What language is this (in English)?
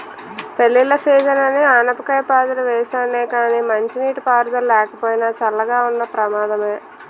Telugu